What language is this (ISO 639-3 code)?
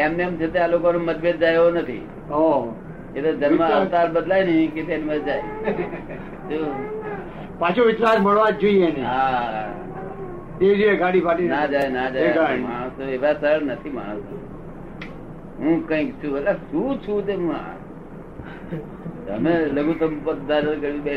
guj